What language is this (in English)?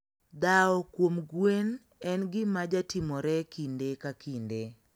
Luo (Kenya and Tanzania)